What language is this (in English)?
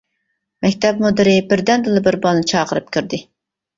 Uyghur